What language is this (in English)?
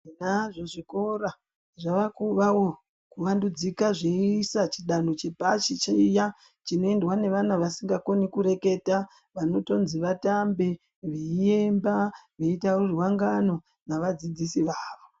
Ndau